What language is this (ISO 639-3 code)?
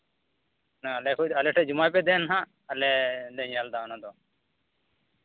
sat